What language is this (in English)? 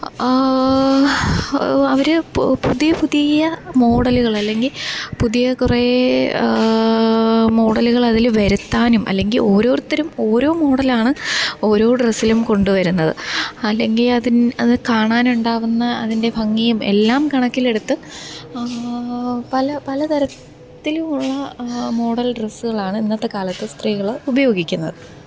Malayalam